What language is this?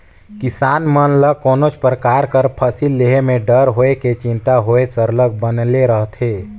Chhattisgarhi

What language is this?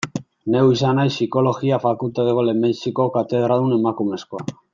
Basque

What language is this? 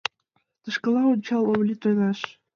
Mari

